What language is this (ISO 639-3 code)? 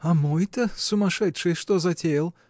rus